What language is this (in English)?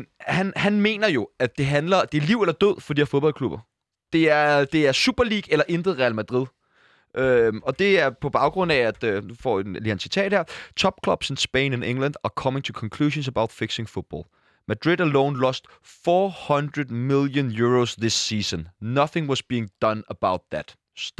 Danish